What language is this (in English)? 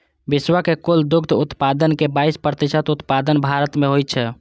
Maithili